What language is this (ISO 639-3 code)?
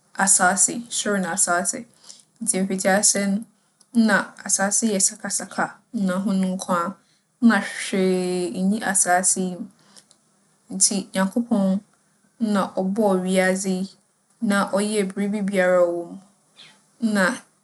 aka